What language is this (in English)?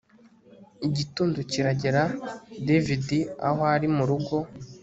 Kinyarwanda